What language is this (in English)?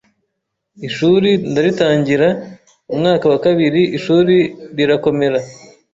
Kinyarwanda